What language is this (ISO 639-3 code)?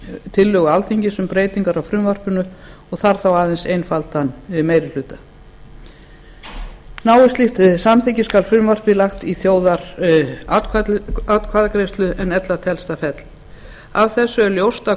isl